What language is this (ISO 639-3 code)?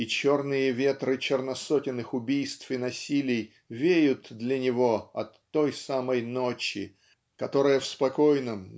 rus